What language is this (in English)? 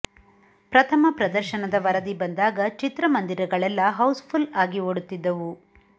Kannada